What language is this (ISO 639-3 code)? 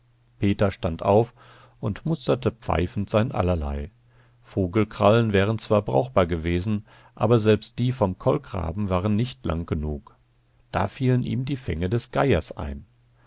deu